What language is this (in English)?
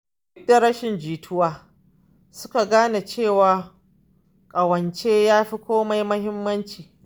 Hausa